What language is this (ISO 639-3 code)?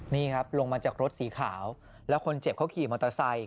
tha